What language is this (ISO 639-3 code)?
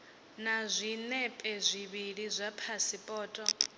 ven